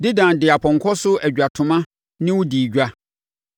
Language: Akan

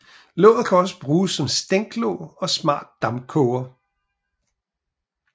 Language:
Danish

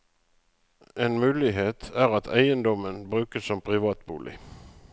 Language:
Norwegian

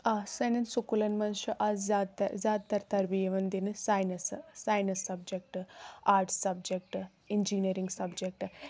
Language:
Kashmiri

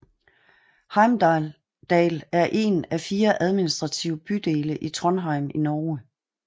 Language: Danish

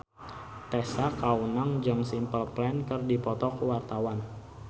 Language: Sundanese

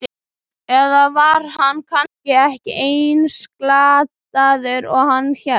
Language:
Icelandic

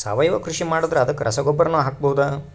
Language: Kannada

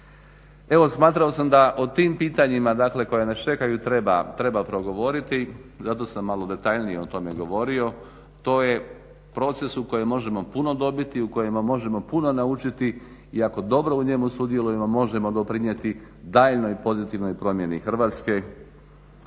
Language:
Croatian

